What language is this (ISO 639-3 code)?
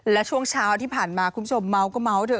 tha